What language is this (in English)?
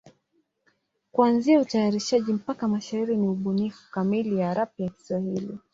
Swahili